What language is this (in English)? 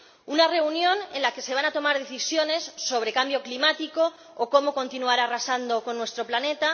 Spanish